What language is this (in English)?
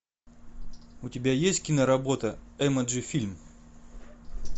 Russian